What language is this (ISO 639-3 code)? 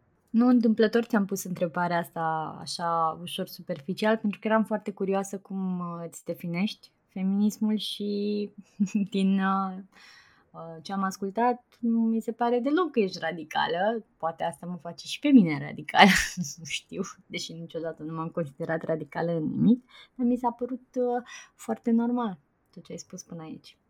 ron